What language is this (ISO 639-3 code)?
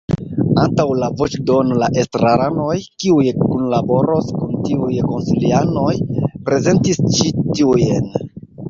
epo